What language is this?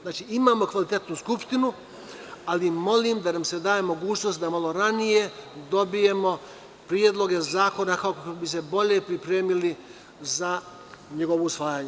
Serbian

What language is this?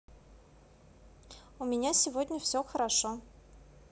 Russian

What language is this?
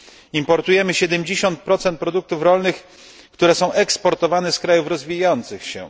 Polish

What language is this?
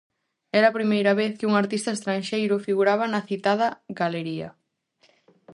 Galician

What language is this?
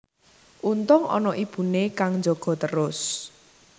Javanese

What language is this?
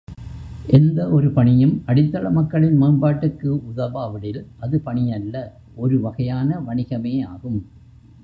Tamil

